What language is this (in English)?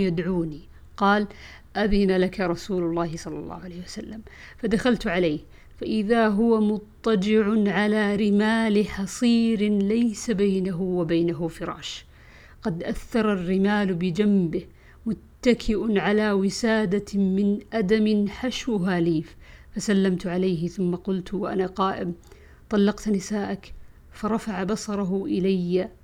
Arabic